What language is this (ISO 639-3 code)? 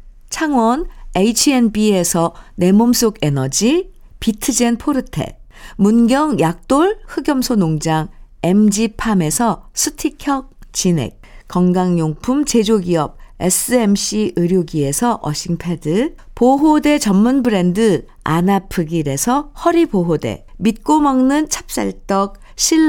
kor